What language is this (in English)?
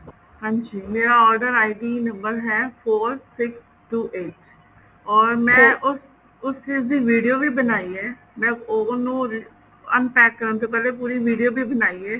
Punjabi